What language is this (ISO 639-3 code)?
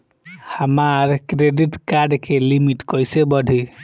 bho